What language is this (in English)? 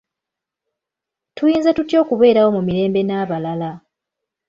Ganda